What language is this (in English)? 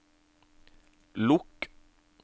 Norwegian